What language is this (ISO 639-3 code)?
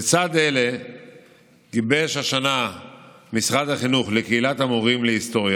heb